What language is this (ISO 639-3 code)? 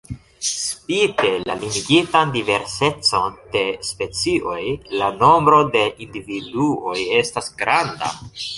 epo